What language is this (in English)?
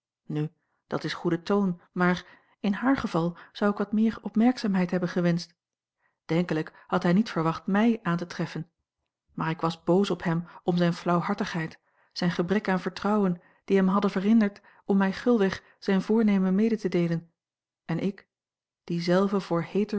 Dutch